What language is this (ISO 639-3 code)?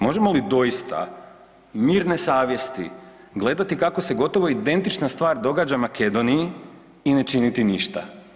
hrv